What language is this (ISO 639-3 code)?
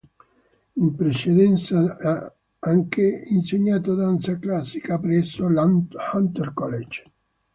ita